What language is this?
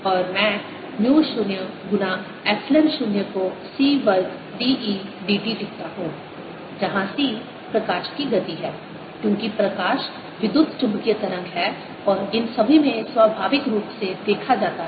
Hindi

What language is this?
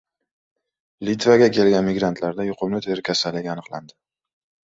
Uzbek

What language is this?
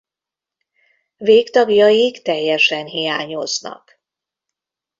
Hungarian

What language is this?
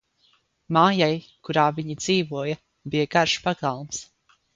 Latvian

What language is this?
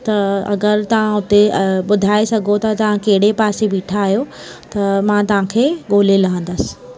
Sindhi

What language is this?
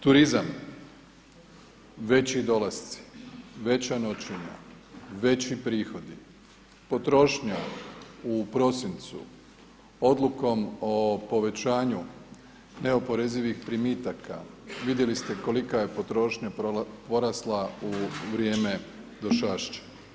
Croatian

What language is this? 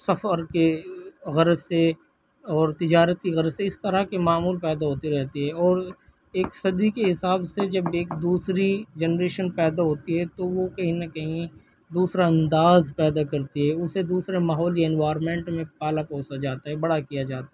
Urdu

